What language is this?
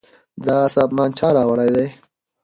Pashto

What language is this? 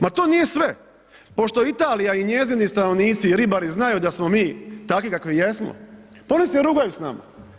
Croatian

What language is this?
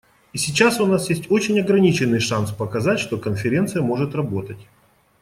Russian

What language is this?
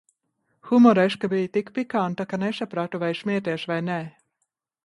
Latvian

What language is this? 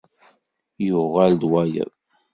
Kabyle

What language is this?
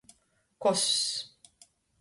Latgalian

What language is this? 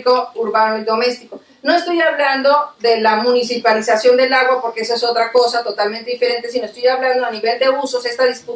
Spanish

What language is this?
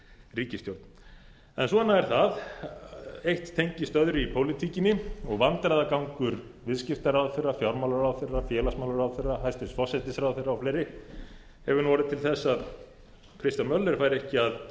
Icelandic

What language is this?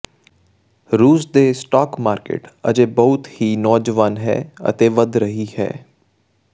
Punjabi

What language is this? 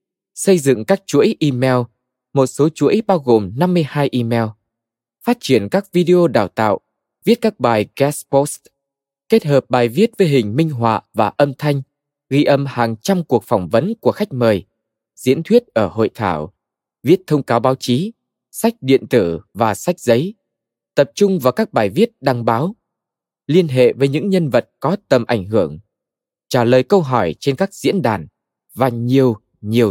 Vietnamese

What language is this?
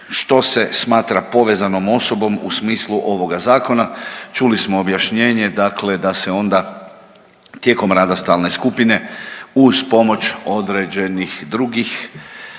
Croatian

